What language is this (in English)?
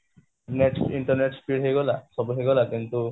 Odia